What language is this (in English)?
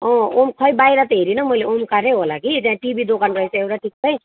Nepali